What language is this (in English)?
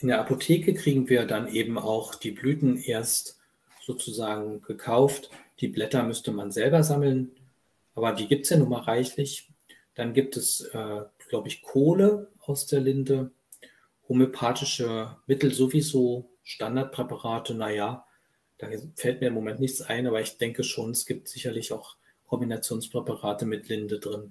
German